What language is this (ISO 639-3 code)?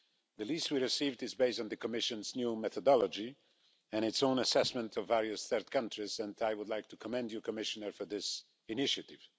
eng